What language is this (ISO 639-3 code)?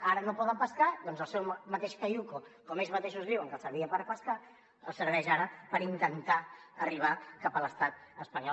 cat